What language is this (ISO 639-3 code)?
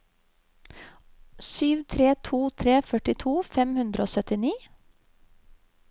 nor